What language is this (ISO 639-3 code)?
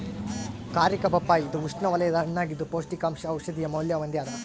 kan